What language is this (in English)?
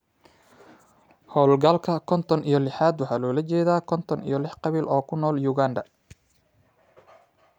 Somali